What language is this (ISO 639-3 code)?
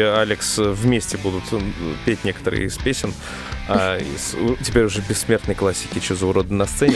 rus